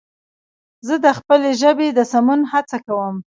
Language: Pashto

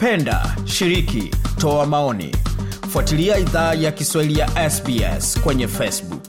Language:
Swahili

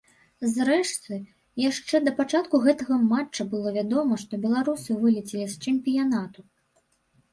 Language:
Belarusian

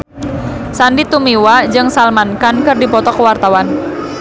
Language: Sundanese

